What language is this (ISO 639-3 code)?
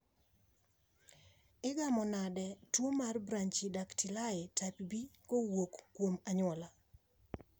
luo